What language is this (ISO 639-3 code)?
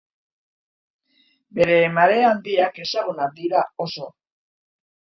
eus